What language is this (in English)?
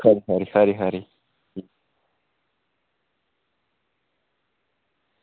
Dogri